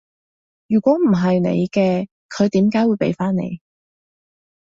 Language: Cantonese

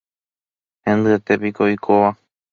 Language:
Guarani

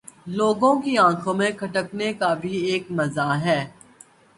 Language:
Urdu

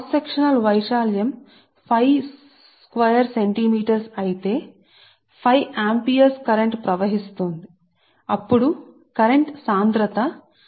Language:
Telugu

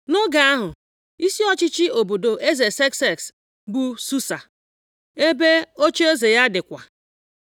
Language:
Igbo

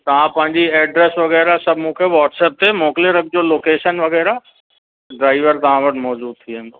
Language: Sindhi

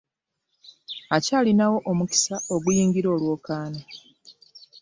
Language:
Ganda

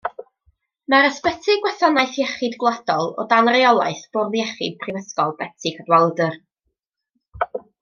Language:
Welsh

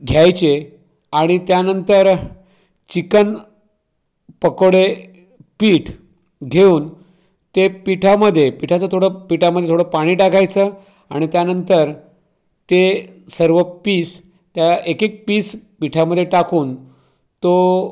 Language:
Marathi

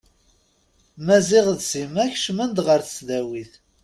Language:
Kabyle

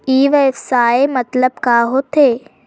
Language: Chhattisgarhi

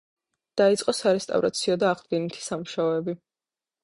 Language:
Georgian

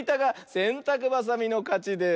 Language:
Japanese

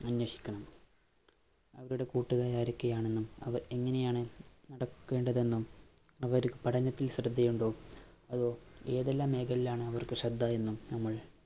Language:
Malayalam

